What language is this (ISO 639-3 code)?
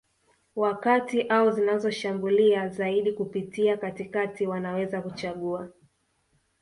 swa